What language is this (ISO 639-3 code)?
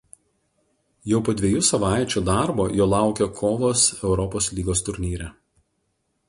lit